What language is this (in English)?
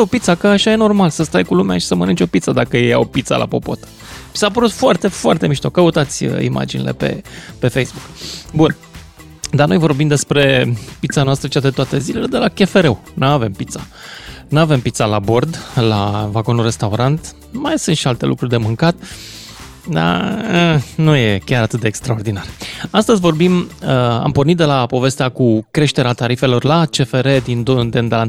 Romanian